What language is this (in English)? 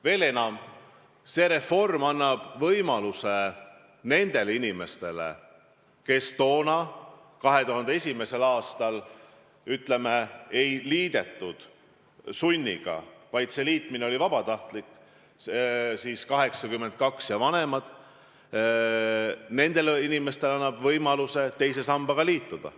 Estonian